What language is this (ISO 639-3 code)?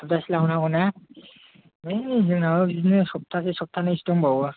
brx